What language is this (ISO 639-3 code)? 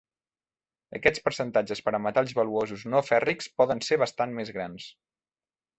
cat